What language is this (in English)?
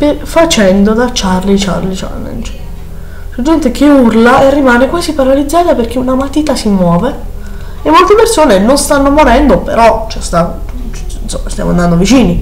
Italian